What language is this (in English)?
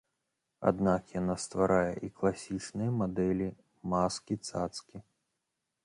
Belarusian